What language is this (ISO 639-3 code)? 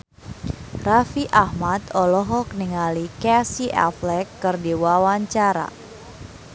sun